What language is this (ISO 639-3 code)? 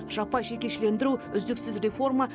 kaz